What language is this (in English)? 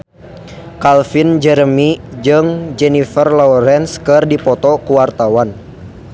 Sundanese